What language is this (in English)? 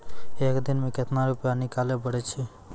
Maithili